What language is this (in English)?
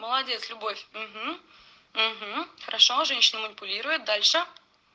Russian